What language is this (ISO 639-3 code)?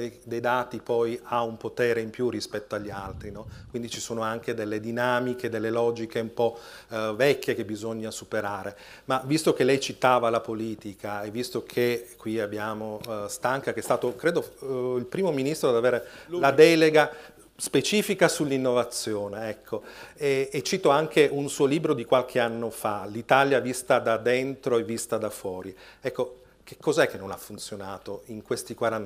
ita